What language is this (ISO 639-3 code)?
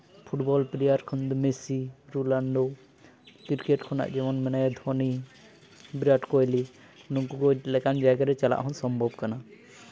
sat